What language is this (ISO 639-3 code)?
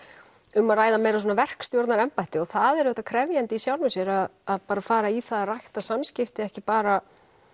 isl